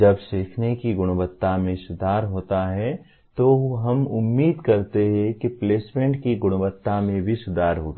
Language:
Hindi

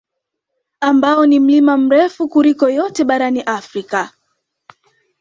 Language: Swahili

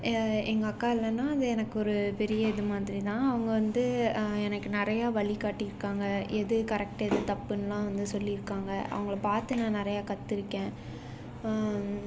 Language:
Tamil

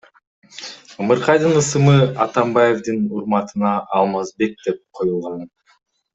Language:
Kyrgyz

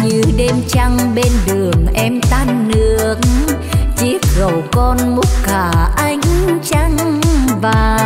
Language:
Vietnamese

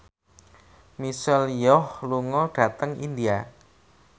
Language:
Javanese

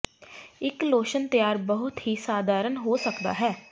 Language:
Punjabi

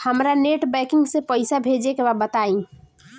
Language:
Bhojpuri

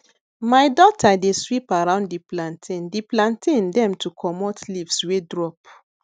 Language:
Nigerian Pidgin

